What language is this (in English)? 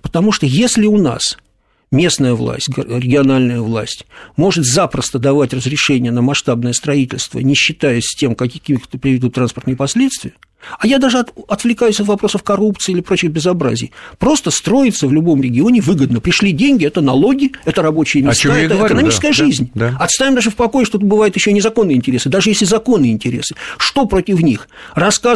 Russian